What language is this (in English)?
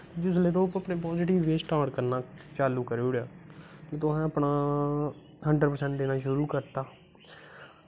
Dogri